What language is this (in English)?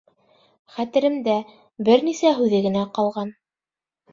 Bashkir